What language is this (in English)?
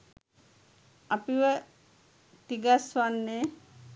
Sinhala